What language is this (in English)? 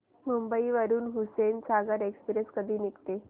Marathi